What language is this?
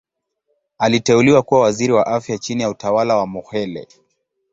Swahili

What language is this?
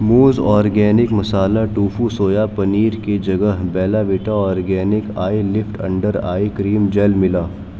Urdu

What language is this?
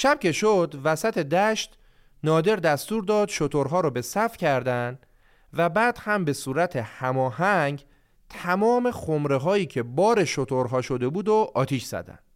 Persian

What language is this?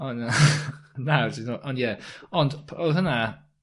Welsh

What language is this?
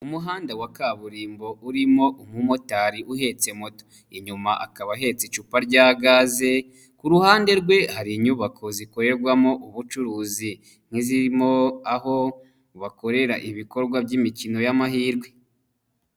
Kinyarwanda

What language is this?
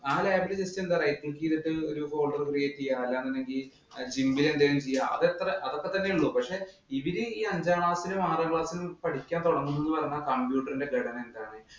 Malayalam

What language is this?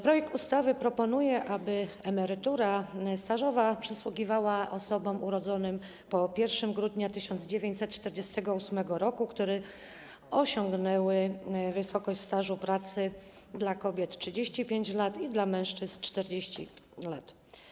Polish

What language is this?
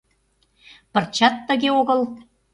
Mari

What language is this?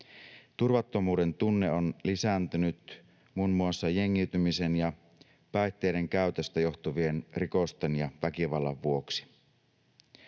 Finnish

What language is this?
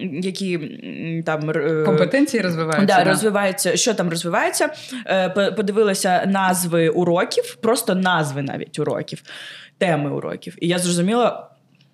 Ukrainian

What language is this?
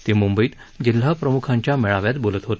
Marathi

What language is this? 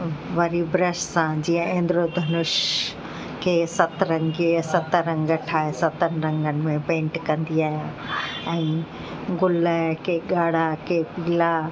Sindhi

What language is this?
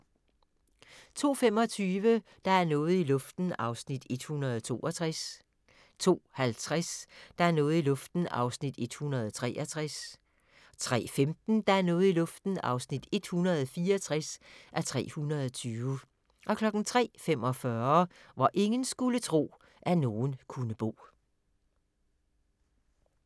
Danish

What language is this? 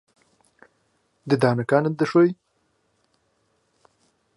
Central Kurdish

